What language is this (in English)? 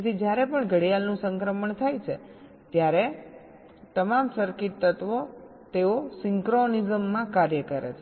Gujarati